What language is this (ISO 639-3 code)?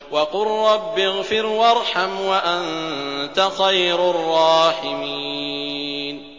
ara